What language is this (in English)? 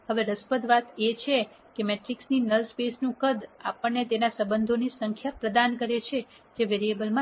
Gujarati